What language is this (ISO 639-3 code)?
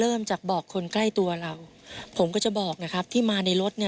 tha